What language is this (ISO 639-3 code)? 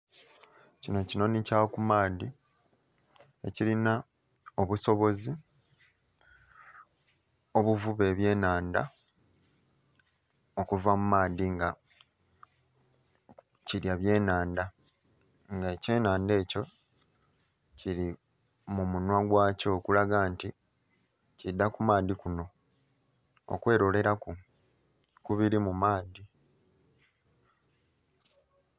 xog